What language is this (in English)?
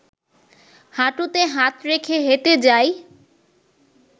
Bangla